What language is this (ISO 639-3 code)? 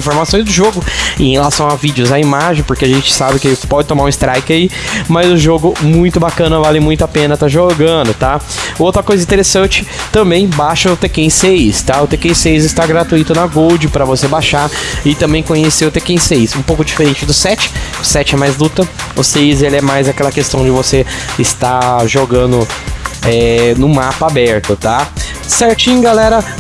por